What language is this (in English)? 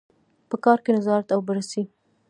Pashto